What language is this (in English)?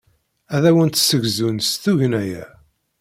Kabyle